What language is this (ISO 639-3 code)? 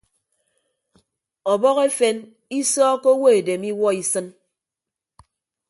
ibb